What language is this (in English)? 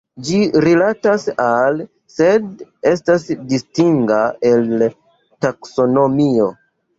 Esperanto